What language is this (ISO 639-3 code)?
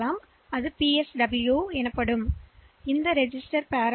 tam